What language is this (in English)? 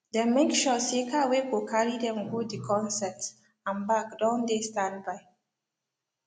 Nigerian Pidgin